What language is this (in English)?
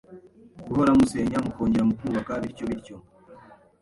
Kinyarwanda